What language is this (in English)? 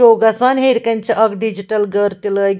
Kashmiri